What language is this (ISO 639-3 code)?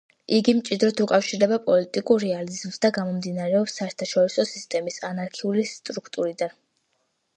kat